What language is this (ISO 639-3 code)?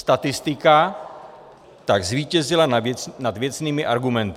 ces